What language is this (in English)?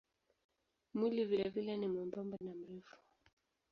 Swahili